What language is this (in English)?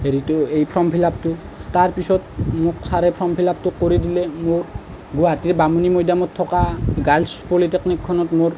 Assamese